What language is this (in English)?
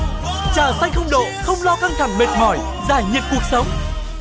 Vietnamese